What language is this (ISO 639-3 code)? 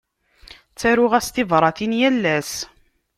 kab